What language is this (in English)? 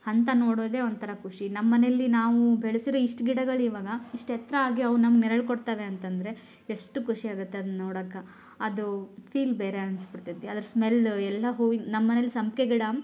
Kannada